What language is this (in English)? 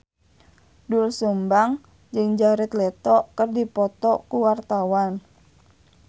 Sundanese